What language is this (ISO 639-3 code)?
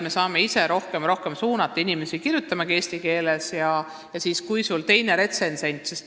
est